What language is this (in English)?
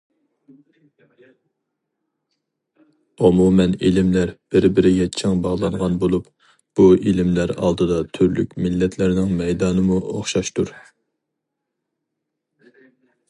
Uyghur